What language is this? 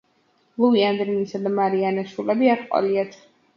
Georgian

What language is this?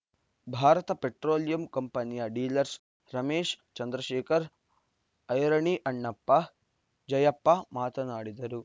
Kannada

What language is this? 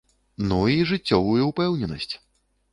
Belarusian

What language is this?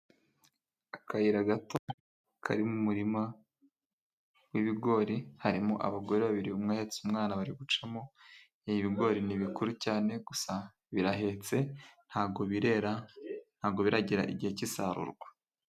Kinyarwanda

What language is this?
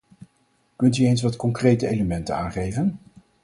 Dutch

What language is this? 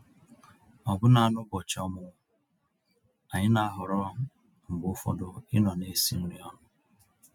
Igbo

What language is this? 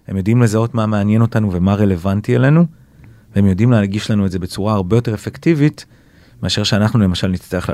Hebrew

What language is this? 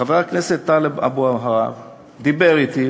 Hebrew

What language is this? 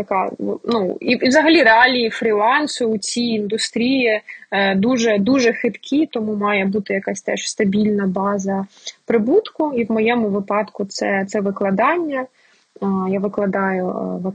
Ukrainian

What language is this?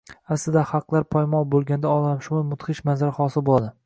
Uzbek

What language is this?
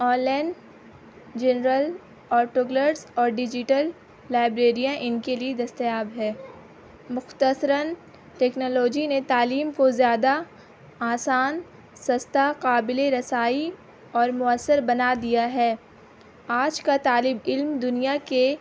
Urdu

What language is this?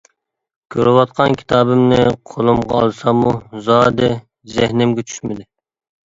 Uyghur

